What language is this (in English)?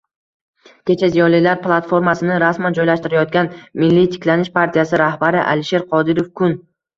Uzbek